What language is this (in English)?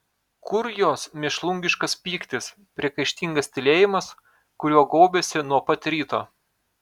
Lithuanian